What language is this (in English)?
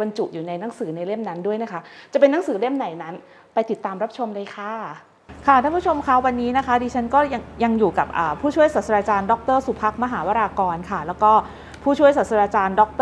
Thai